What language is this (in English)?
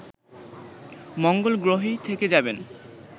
Bangla